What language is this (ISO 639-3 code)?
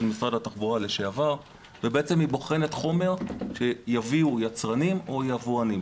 heb